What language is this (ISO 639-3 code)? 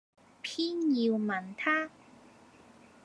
yue